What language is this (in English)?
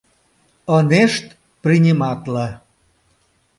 Mari